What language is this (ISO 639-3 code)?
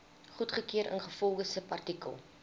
afr